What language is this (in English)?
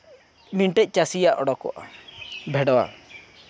Santali